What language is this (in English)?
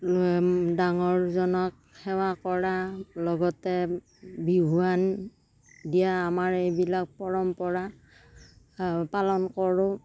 Assamese